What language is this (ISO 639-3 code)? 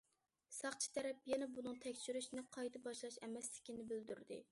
uig